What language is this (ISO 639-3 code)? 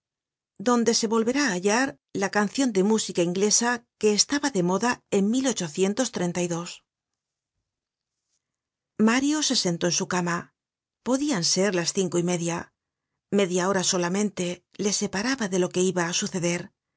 spa